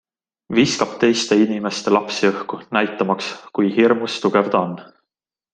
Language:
Estonian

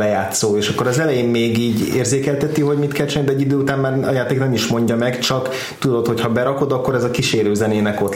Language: Hungarian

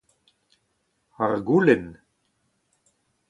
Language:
Breton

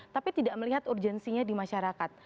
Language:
Indonesian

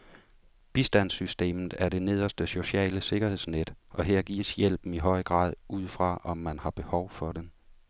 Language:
Danish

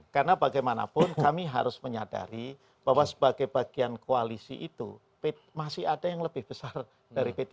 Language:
Indonesian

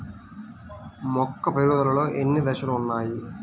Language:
Telugu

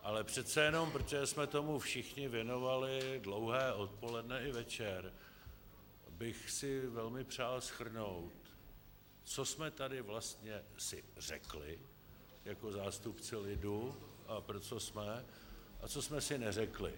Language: Czech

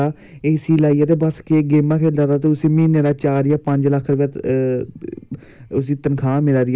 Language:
Dogri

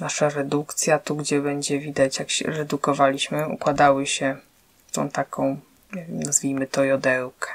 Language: Polish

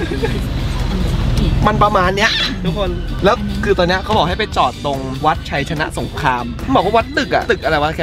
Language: Thai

